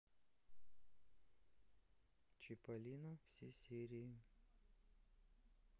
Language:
Russian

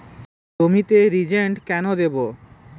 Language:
Bangla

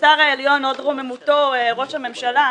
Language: Hebrew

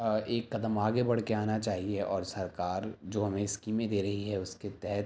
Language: Urdu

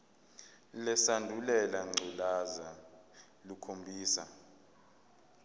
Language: Zulu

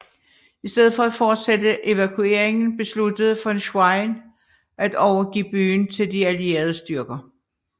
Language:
Danish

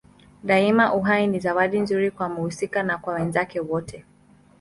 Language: Swahili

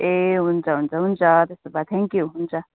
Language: Nepali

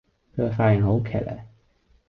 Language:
Cantonese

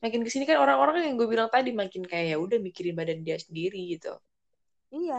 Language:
Indonesian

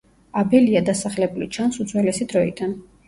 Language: Georgian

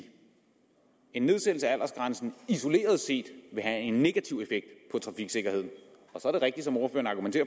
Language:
Danish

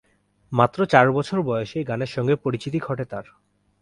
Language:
Bangla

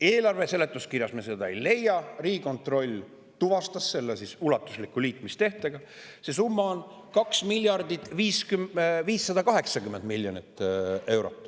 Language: Estonian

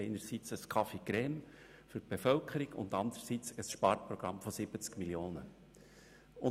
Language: Swiss German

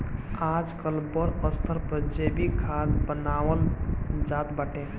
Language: Bhojpuri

